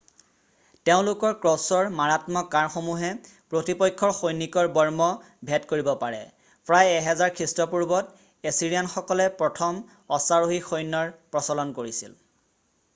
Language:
Assamese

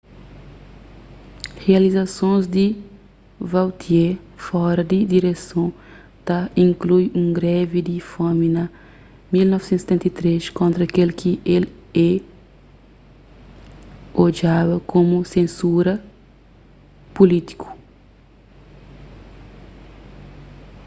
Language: Kabuverdianu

